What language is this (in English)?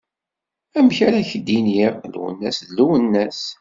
Kabyle